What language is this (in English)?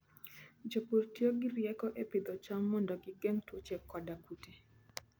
Luo (Kenya and Tanzania)